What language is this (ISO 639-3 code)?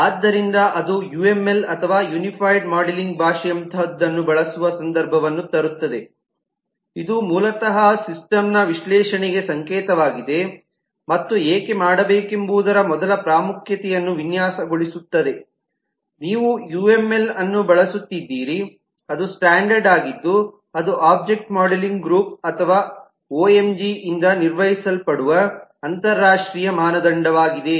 kan